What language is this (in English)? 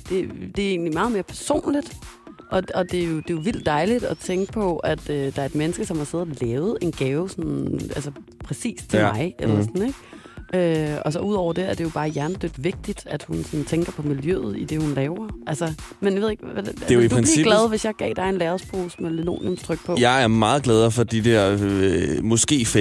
Danish